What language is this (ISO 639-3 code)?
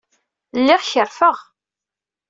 kab